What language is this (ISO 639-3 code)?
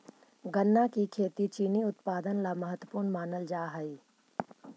mag